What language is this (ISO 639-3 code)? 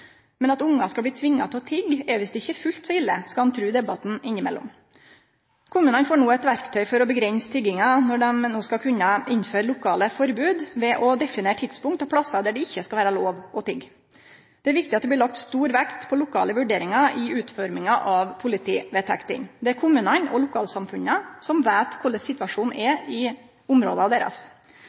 nno